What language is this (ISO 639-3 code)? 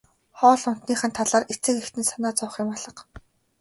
mon